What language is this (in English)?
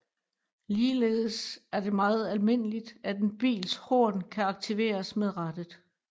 Danish